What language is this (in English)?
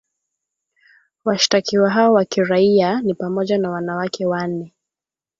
Swahili